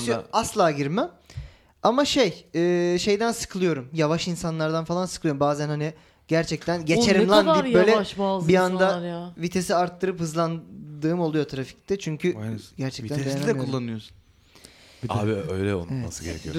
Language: Turkish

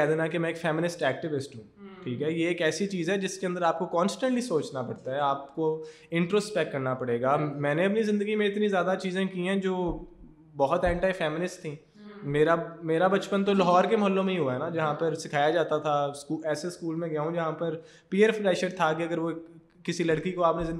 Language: Urdu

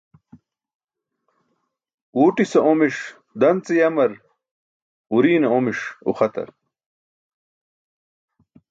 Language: Burushaski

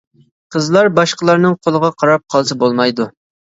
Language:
Uyghur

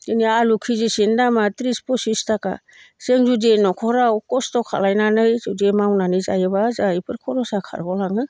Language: Bodo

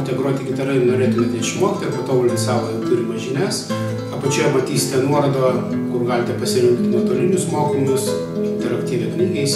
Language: Russian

